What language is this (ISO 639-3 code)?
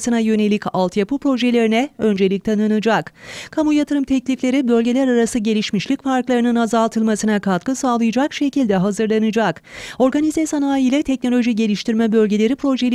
tur